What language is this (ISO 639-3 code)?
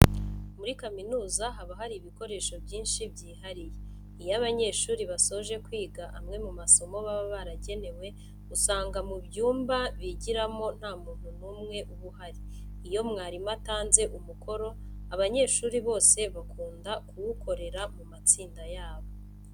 kin